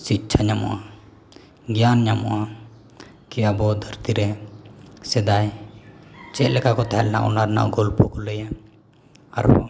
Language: Santali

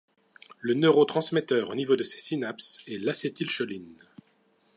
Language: French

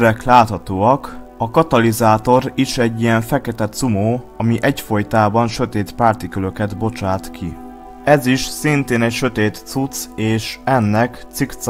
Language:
Hungarian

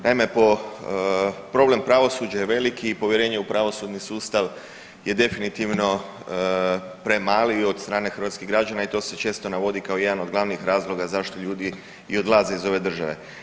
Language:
Croatian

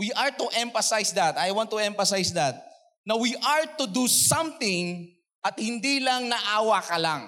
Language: Filipino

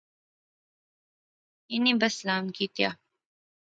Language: Pahari-Potwari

